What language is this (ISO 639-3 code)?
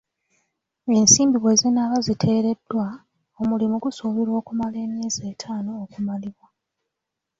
lug